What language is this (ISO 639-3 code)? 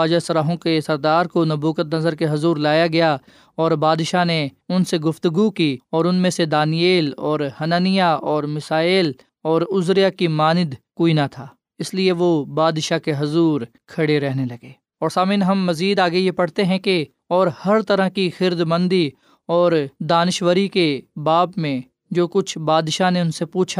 urd